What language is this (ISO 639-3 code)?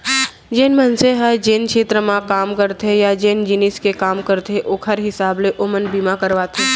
hne